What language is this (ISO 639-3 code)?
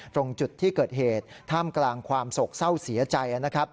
tha